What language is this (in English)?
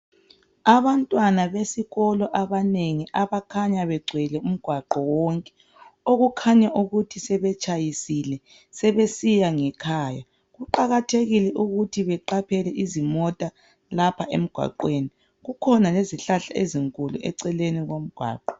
North Ndebele